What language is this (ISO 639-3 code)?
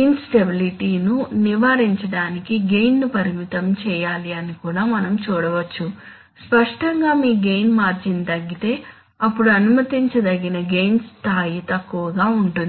tel